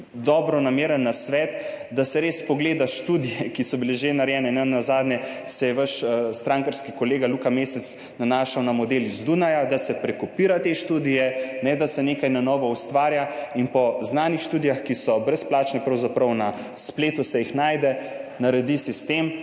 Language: Slovenian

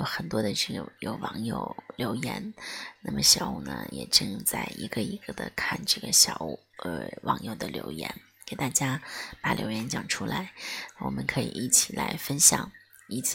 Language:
Chinese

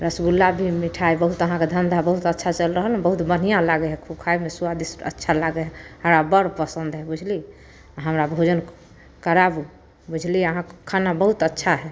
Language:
Maithili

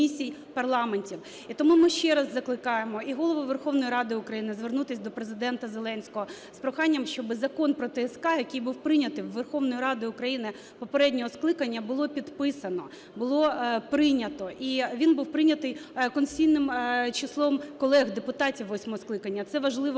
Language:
Ukrainian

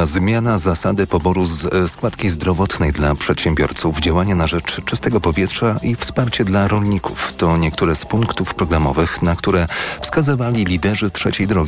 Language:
Polish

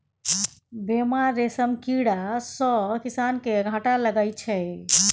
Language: Maithili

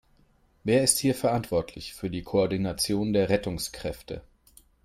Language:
German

